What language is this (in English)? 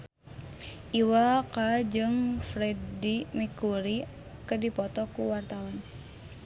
Sundanese